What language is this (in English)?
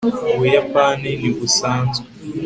Kinyarwanda